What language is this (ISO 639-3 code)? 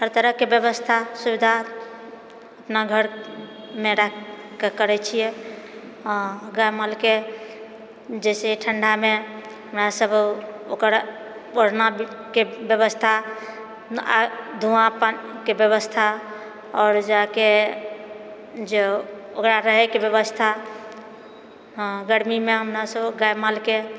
mai